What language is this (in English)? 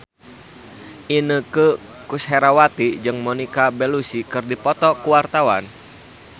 Sundanese